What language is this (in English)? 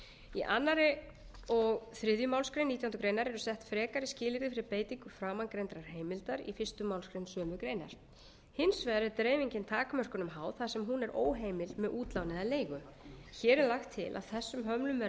Icelandic